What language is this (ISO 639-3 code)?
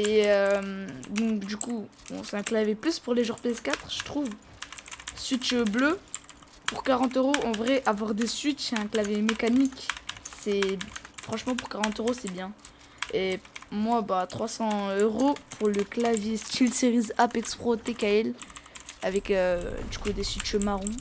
fra